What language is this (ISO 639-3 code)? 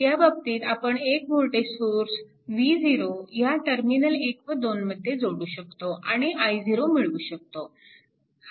mar